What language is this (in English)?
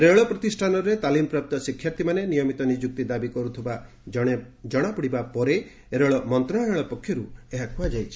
Odia